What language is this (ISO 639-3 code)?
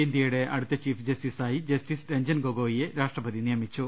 mal